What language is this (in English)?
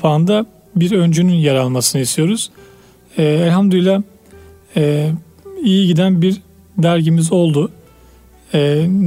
Turkish